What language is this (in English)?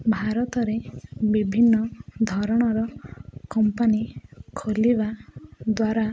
Odia